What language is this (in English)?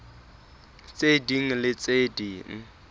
Southern Sotho